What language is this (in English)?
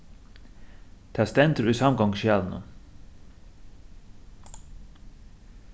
Faroese